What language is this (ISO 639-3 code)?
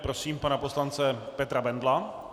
ces